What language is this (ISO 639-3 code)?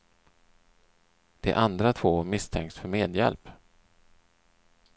swe